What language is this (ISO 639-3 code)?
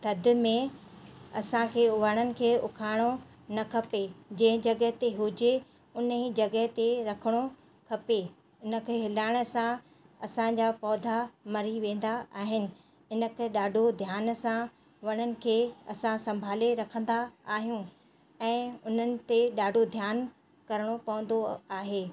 snd